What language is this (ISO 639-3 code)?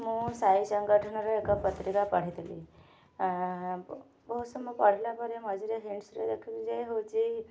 ori